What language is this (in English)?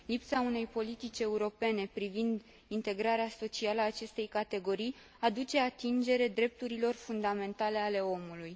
Romanian